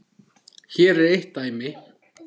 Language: Icelandic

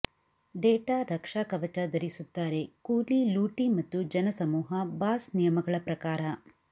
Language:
Kannada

